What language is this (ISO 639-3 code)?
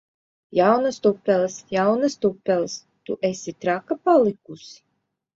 lav